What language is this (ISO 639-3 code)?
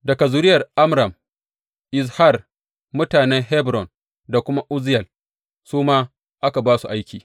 hau